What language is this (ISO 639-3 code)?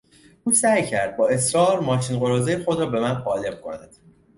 fas